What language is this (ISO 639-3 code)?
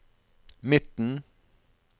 nor